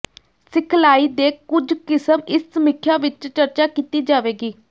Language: Punjabi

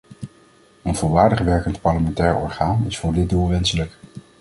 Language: Dutch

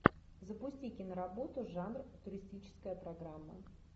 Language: Russian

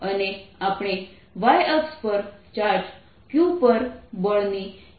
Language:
Gujarati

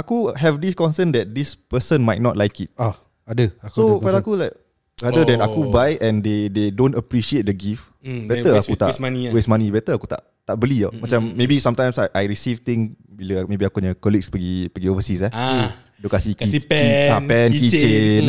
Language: Malay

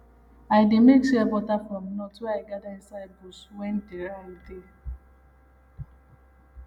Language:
Nigerian Pidgin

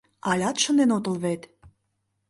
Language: Mari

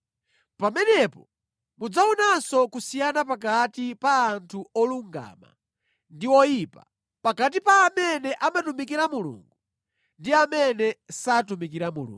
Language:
Nyanja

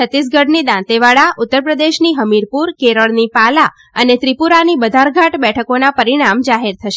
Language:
Gujarati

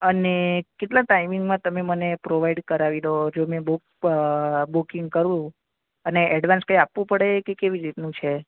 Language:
Gujarati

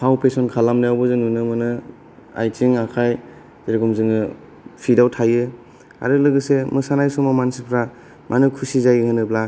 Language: Bodo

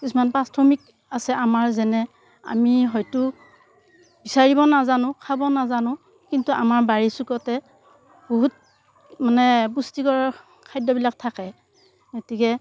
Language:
Assamese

